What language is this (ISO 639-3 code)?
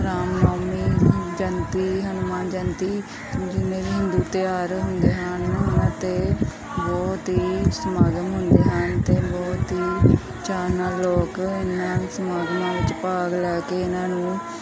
pan